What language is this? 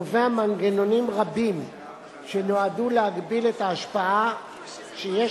Hebrew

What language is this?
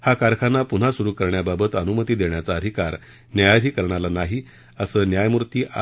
Marathi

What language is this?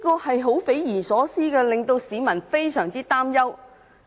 Cantonese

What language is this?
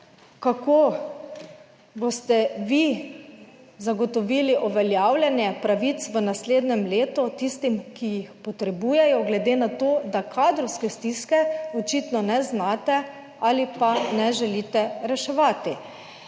Slovenian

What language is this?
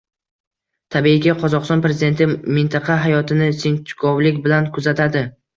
Uzbek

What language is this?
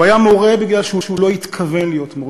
Hebrew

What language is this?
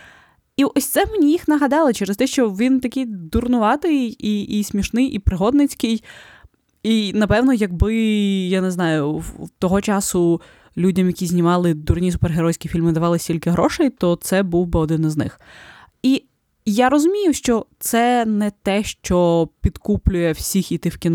Ukrainian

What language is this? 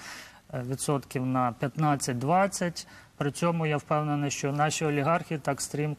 Ukrainian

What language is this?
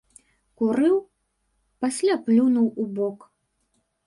Belarusian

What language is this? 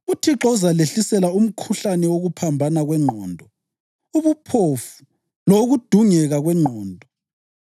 North Ndebele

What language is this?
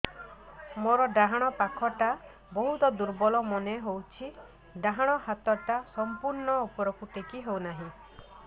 Odia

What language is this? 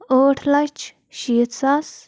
Kashmiri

